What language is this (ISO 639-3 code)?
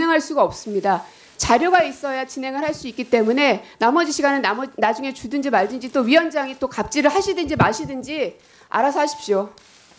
kor